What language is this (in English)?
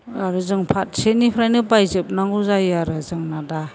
Bodo